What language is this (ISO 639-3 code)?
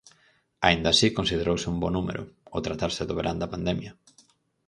glg